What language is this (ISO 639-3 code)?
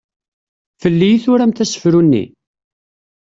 kab